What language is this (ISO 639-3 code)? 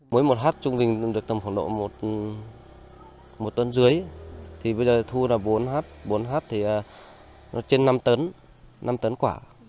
vie